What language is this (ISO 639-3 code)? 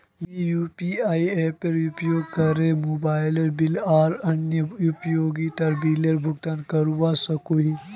mag